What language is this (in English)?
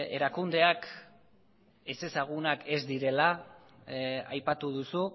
Basque